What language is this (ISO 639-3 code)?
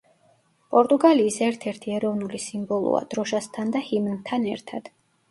kat